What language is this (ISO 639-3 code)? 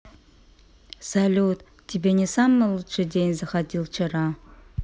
rus